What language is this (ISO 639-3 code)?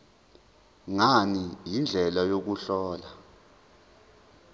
zul